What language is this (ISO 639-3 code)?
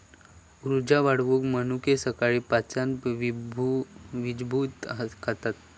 mar